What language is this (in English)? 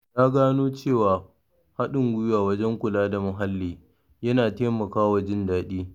Hausa